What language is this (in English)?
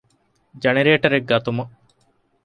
Divehi